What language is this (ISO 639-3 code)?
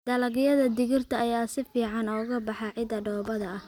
som